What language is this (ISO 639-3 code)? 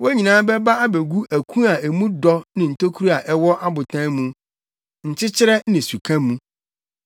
aka